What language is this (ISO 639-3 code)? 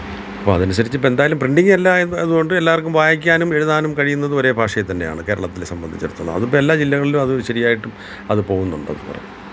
mal